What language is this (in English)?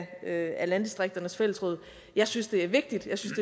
Danish